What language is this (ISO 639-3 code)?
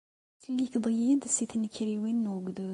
kab